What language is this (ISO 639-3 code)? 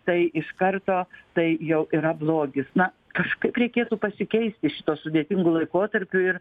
lit